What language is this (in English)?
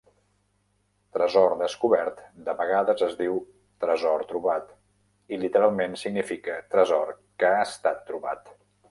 Catalan